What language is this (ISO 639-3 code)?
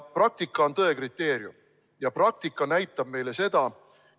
est